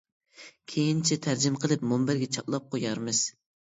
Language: Uyghur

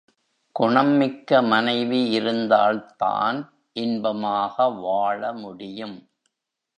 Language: Tamil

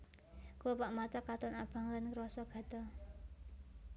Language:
Javanese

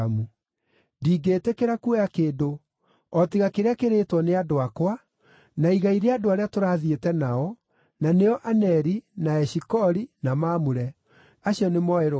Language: Kikuyu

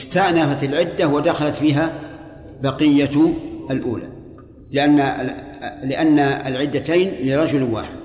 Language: Arabic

